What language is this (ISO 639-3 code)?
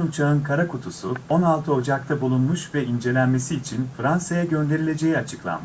tur